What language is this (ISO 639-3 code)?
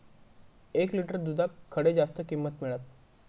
mar